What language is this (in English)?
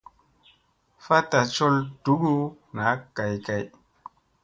Musey